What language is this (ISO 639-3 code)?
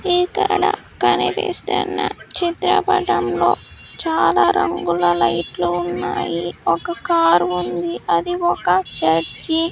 tel